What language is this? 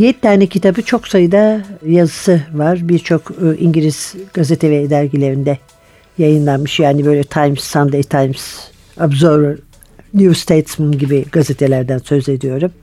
Turkish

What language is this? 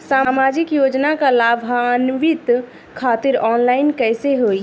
Bhojpuri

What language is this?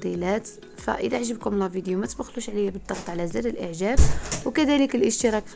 Arabic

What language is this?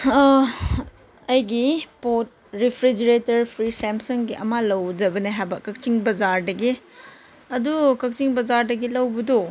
Manipuri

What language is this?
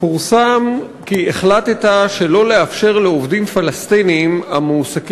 Hebrew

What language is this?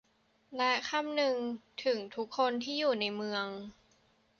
Thai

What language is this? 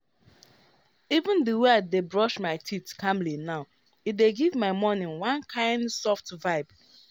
Nigerian Pidgin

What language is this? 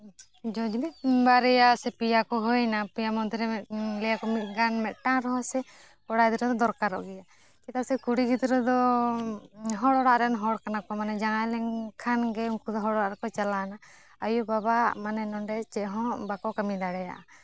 Santali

